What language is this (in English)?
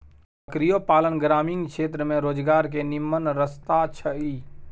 Maithili